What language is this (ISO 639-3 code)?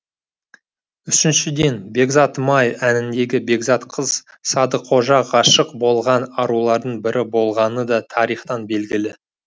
kaz